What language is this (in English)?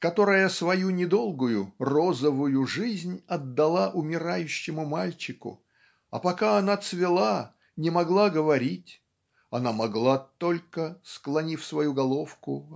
Russian